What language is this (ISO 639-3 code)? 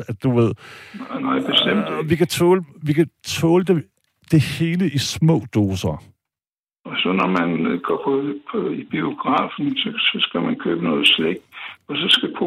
dan